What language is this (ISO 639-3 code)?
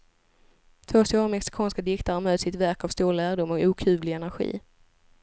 swe